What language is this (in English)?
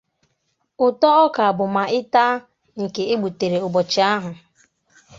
Igbo